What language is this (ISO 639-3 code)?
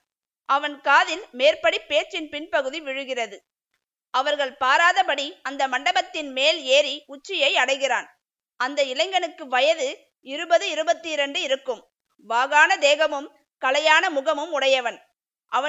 tam